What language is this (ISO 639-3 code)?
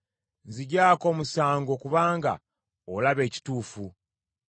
lug